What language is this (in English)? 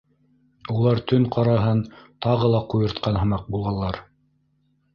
Bashkir